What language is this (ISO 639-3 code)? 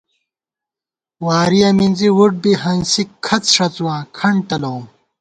gwt